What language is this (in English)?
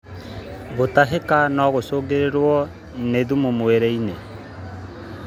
Kikuyu